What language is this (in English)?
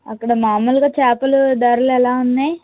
Telugu